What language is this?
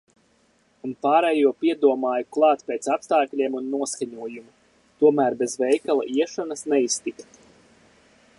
Latvian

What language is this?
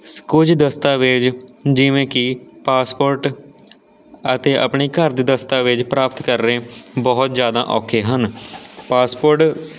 Punjabi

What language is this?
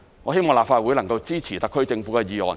Cantonese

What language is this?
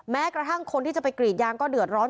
Thai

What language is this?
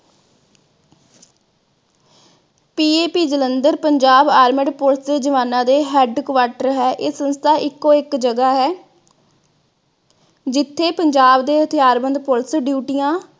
Punjabi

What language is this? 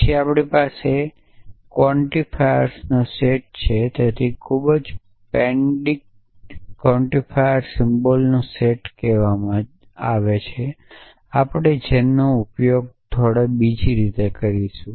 Gujarati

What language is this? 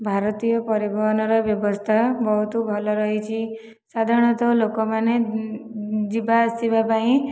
Odia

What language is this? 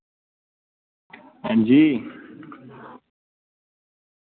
Dogri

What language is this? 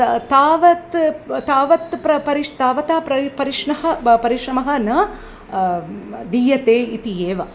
Sanskrit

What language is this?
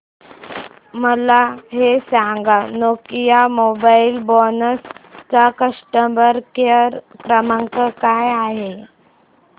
Marathi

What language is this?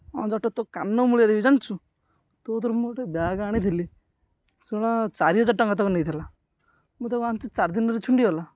Odia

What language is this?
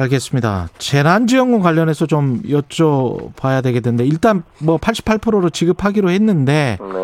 Korean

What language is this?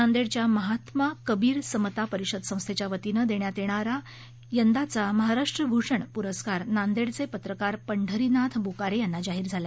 Marathi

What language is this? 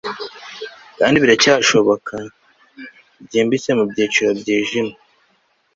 Kinyarwanda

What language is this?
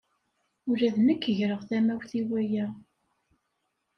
Kabyle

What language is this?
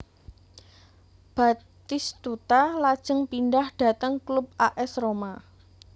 Javanese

